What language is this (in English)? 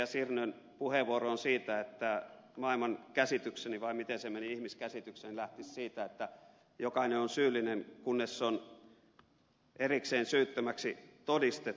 Finnish